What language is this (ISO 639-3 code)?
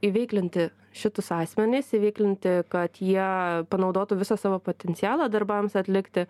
lit